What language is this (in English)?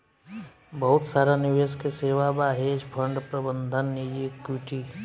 Bhojpuri